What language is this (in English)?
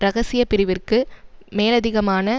Tamil